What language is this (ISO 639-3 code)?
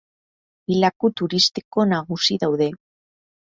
eus